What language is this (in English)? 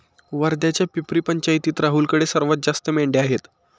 Marathi